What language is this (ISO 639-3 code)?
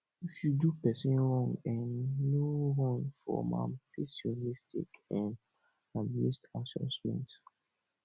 pcm